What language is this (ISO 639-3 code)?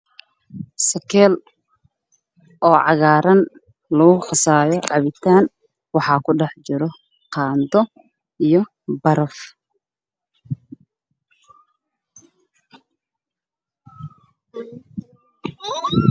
som